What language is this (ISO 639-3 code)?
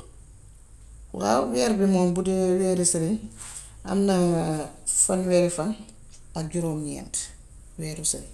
wof